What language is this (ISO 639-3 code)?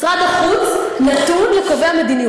heb